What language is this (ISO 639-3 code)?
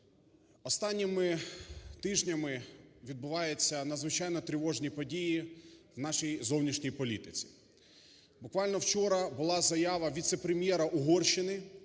ukr